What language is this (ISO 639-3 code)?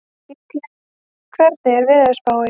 isl